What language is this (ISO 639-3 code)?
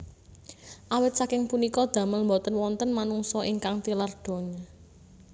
jav